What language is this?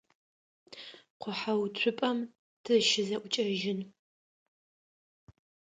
Adyghe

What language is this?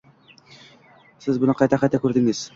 Uzbek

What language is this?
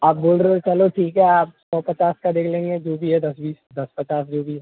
Hindi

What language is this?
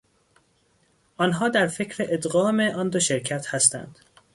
Persian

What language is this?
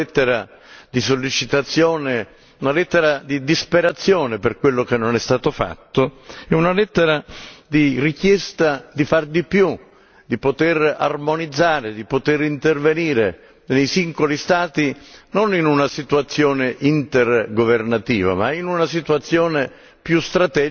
Italian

